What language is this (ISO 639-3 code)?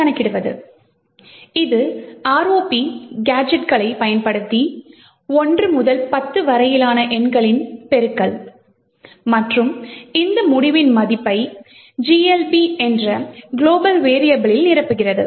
tam